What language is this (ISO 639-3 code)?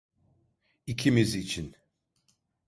tur